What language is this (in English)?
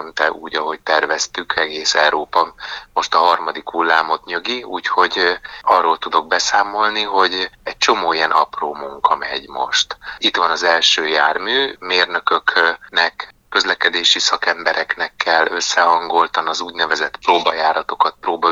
Hungarian